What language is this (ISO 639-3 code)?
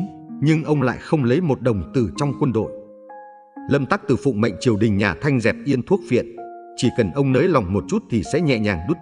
vie